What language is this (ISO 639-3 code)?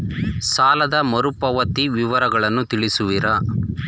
kan